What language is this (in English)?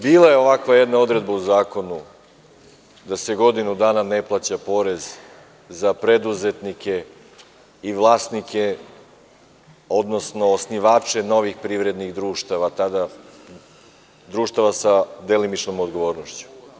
Serbian